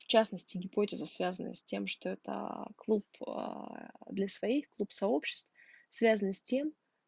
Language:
Russian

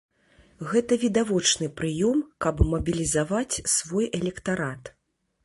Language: Belarusian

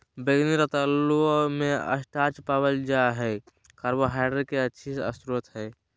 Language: Magahi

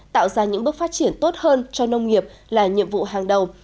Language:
Vietnamese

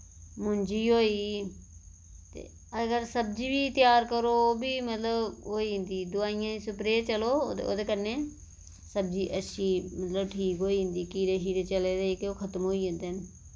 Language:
Dogri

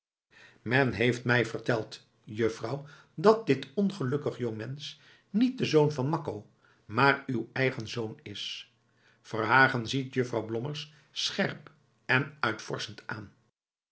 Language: Dutch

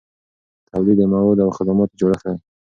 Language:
Pashto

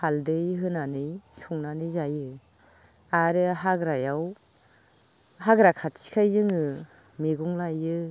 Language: Bodo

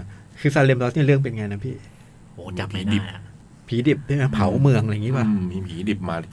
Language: Thai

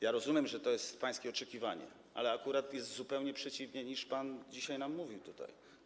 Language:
Polish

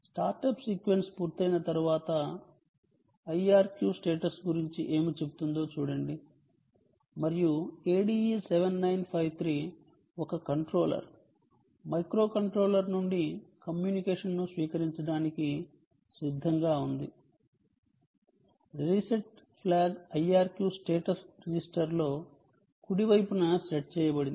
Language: Telugu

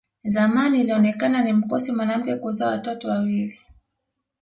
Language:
Swahili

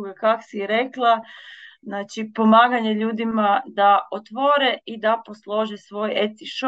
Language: Croatian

